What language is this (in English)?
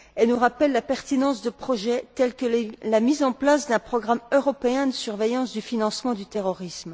French